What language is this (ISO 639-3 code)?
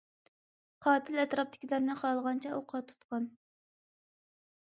uig